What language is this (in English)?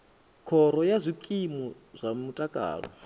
Venda